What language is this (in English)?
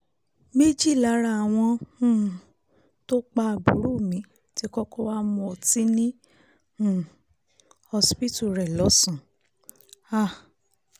Yoruba